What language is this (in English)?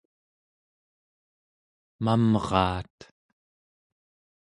Central Yupik